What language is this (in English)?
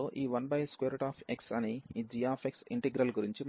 Telugu